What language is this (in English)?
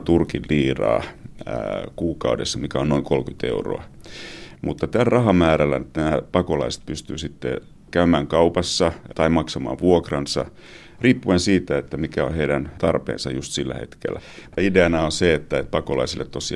Finnish